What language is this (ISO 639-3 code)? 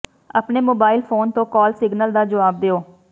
pan